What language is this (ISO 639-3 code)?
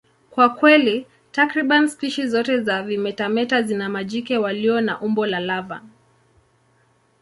swa